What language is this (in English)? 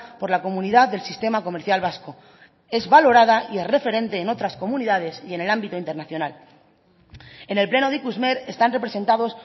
Spanish